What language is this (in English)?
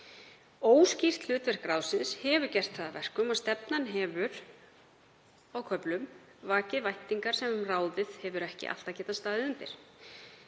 Icelandic